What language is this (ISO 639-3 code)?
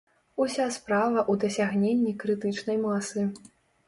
bel